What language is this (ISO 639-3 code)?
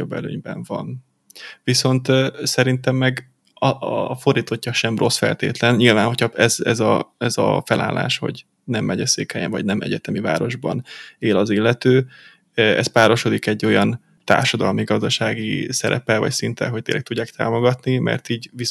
hun